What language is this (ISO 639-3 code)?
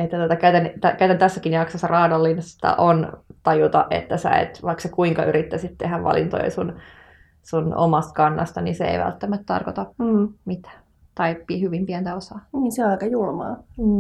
fin